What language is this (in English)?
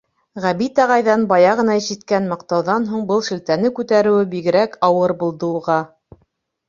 Bashkir